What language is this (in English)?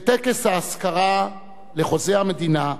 Hebrew